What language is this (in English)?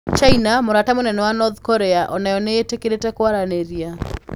Kikuyu